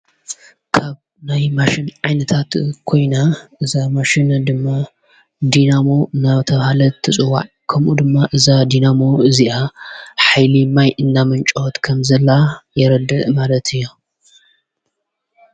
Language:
Tigrinya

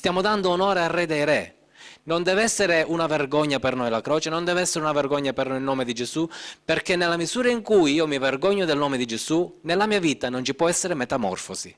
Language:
Italian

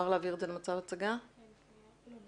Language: Hebrew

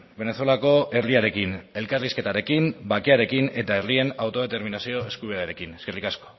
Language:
Basque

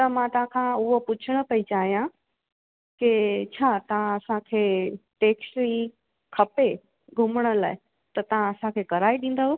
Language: Sindhi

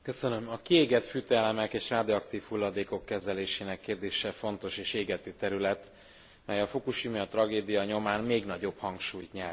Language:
Hungarian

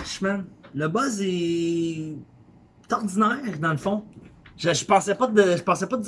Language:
French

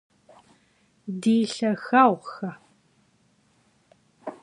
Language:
Kabardian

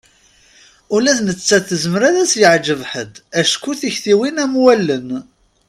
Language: Kabyle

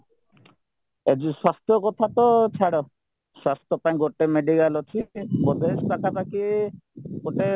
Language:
Odia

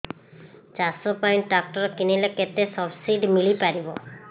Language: Odia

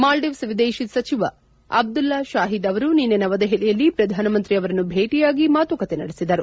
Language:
Kannada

